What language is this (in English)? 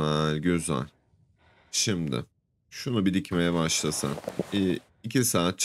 Turkish